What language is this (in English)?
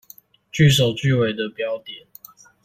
Chinese